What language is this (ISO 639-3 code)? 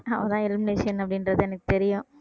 tam